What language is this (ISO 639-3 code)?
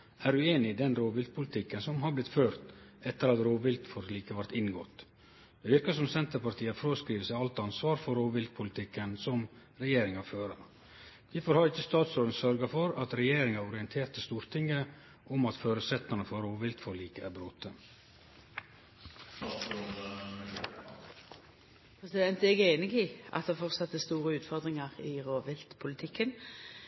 nno